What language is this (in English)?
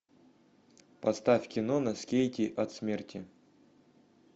Russian